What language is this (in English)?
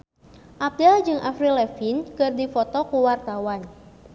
Sundanese